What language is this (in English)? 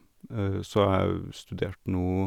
Norwegian